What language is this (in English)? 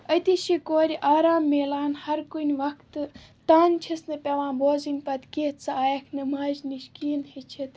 Kashmiri